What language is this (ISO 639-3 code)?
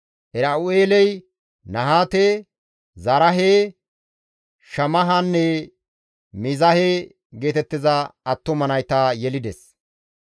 gmv